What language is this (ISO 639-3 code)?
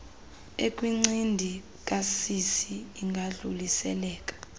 xho